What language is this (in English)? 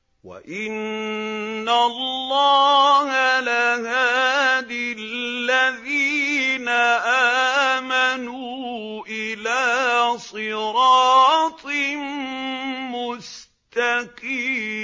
Arabic